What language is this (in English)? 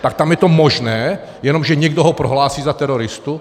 Czech